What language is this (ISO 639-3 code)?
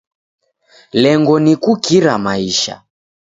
dav